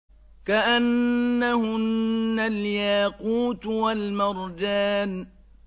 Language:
Arabic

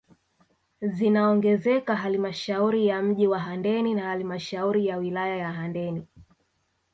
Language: Swahili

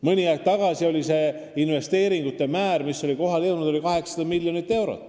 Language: Estonian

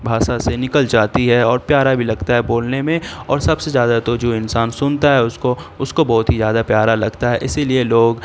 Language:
Urdu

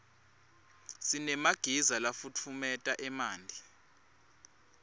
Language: Swati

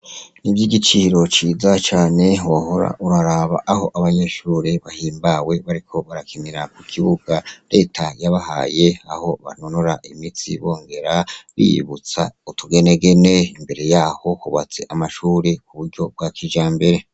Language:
Rundi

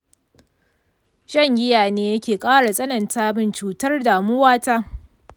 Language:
Hausa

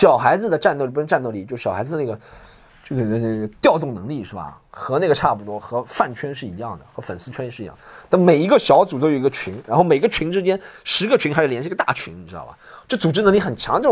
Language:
Chinese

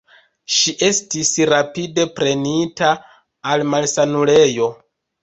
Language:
Esperanto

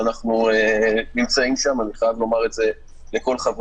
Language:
Hebrew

